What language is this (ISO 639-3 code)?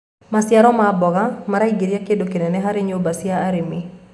kik